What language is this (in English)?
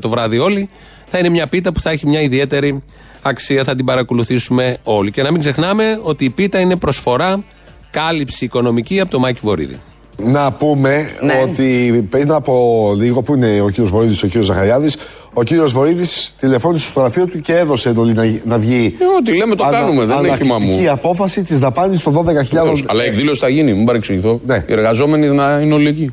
Greek